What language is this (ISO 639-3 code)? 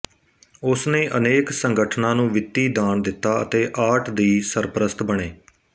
pan